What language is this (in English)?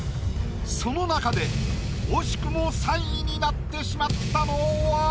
Japanese